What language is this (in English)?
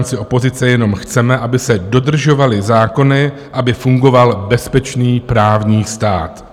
Czech